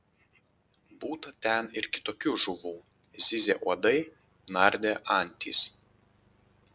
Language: Lithuanian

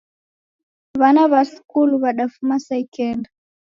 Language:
Taita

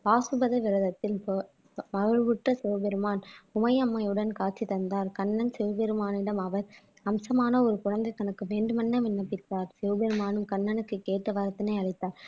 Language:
Tamil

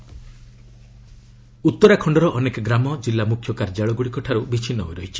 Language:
Odia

